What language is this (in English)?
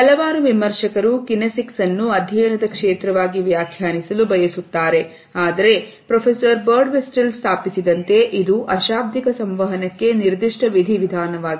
Kannada